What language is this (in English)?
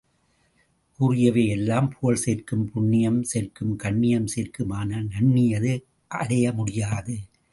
Tamil